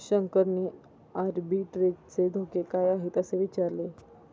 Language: Marathi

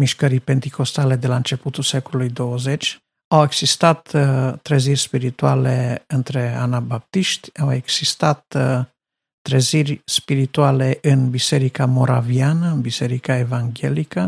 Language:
Romanian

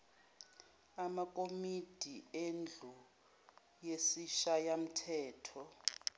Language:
Zulu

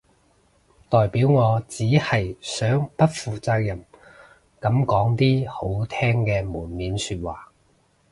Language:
Cantonese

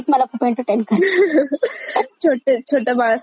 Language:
Marathi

